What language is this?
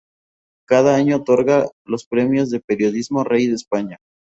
Spanish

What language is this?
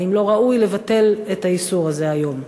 Hebrew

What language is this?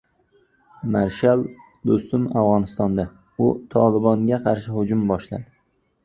Uzbek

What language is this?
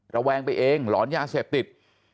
Thai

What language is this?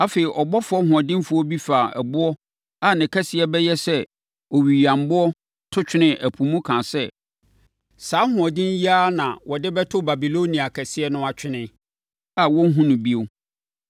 Akan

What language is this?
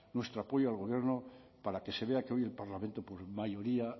Spanish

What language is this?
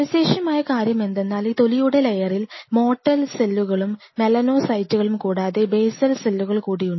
Malayalam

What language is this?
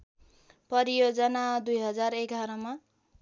Nepali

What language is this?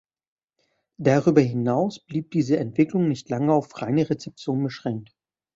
German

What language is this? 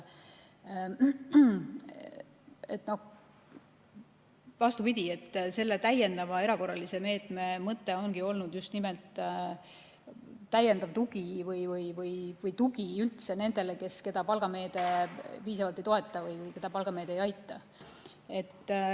Estonian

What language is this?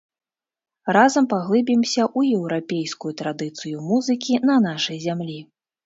Belarusian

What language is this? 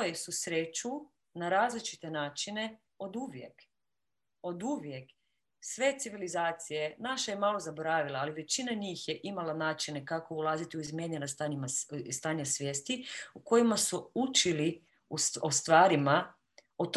Croatian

